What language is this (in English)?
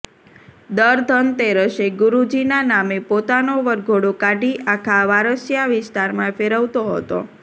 Gujarati